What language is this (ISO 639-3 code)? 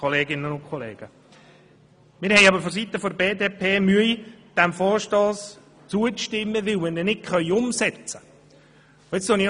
gsw